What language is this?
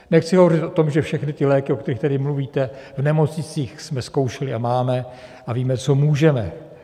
Czech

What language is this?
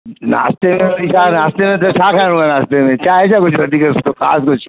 Sindhi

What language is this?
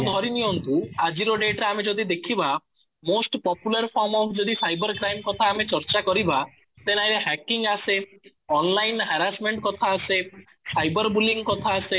Odia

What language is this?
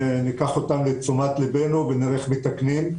Hebrew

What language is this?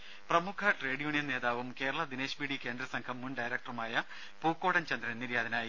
Malayalam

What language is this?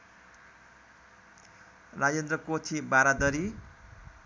Nepali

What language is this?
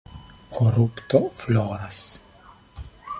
Esperanto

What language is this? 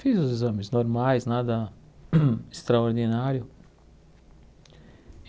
Portuguese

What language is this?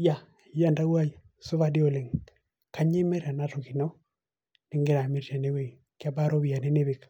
Masai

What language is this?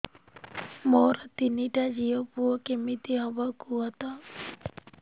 Odia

